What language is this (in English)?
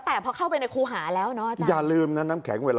Thai